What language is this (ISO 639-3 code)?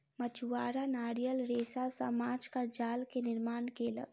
mai